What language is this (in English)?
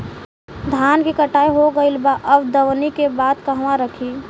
Bhojpuri